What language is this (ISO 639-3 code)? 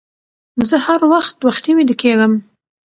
pus